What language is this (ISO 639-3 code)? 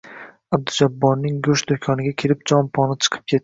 uzb